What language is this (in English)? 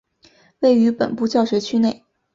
Chinese